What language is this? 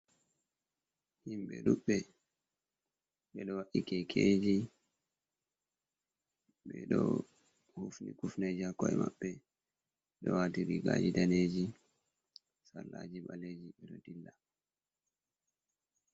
Fula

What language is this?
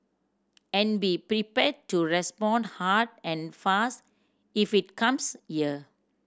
English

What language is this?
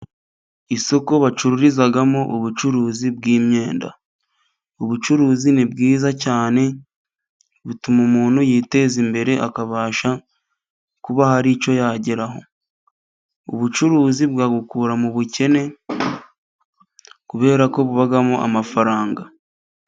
Kinyarwanda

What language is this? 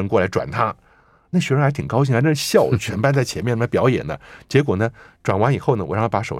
Chinese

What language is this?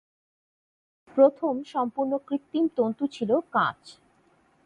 Bangla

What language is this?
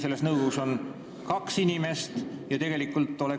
Estonian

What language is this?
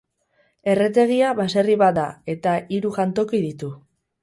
Basque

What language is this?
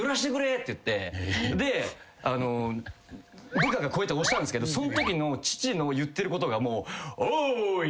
Japanese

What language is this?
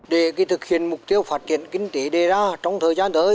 Vietnamese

